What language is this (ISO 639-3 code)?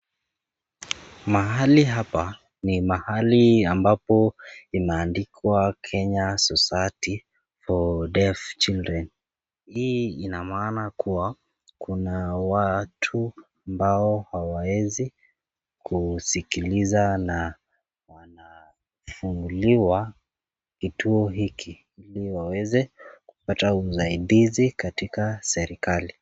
swa